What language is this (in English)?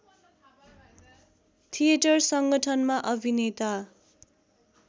Nepali